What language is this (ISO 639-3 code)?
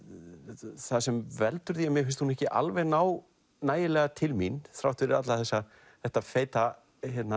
isl